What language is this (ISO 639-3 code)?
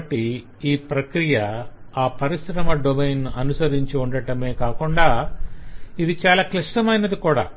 tel